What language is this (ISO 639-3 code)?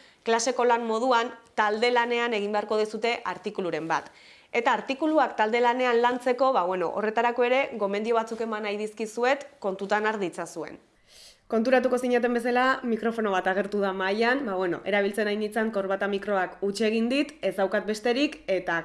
eus